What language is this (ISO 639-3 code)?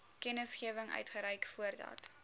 afr